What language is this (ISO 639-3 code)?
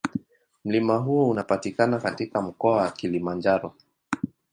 swa